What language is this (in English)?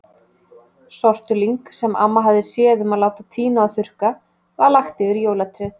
Icelandic